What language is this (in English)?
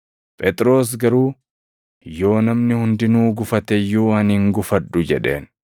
Oromo